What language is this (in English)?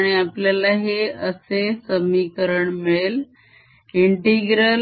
Marathi